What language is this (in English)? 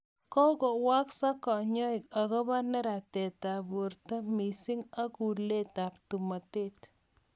Kalenjin